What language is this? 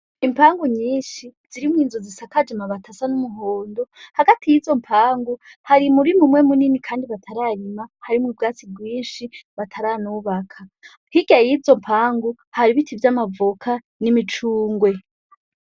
Rundi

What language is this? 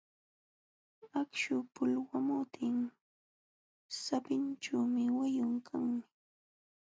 Jauja Wanca Quechua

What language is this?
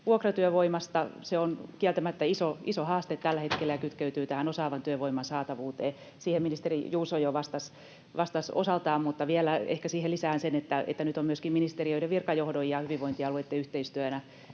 Finnish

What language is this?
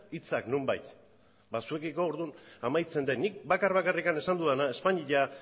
Basque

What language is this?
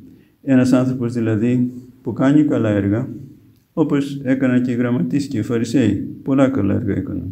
Greek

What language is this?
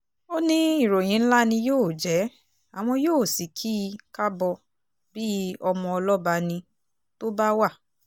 Yoruba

